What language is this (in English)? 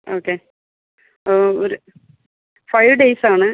Malayalam